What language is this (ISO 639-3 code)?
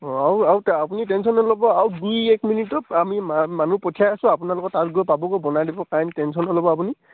asm